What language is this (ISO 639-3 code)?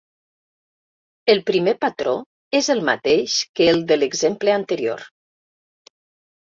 cat